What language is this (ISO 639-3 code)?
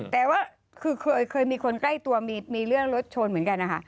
tha